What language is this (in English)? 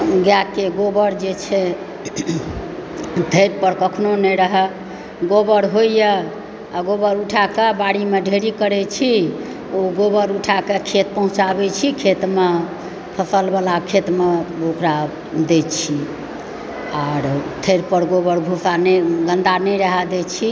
Maithili